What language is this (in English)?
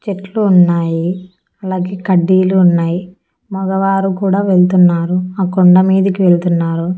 Telugu